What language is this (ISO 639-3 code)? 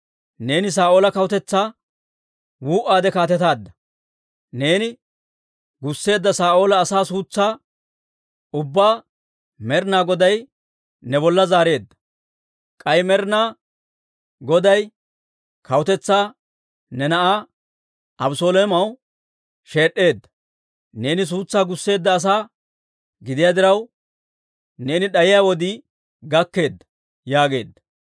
dwr